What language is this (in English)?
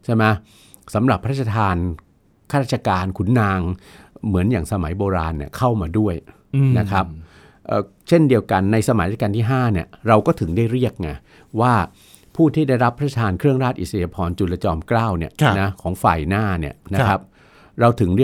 Thai